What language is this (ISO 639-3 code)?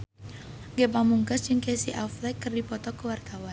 sun